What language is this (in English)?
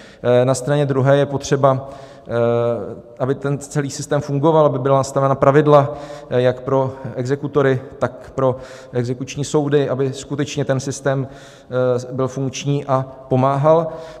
Czech